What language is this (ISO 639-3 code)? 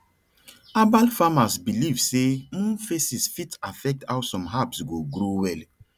pcm